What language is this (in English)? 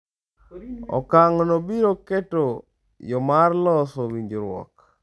Luo (Kenya and Tanzania)